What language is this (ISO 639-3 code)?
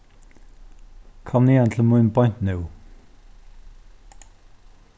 fao